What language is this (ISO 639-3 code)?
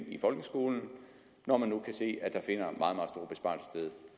dan